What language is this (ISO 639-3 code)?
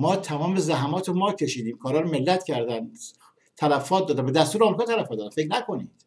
fas